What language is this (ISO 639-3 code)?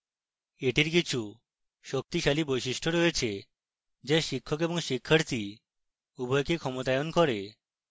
ben